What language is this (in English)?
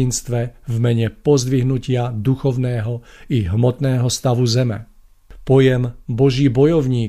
Slovak